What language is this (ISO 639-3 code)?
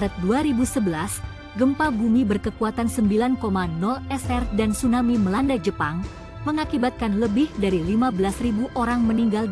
ind